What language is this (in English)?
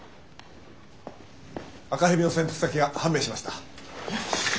Japanese